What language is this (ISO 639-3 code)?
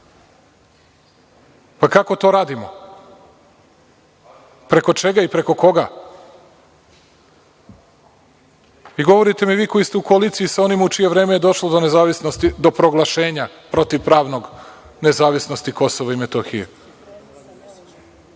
srp